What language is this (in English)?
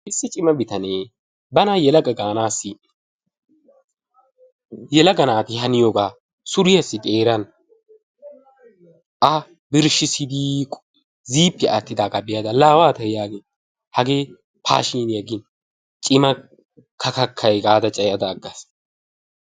Wolaytta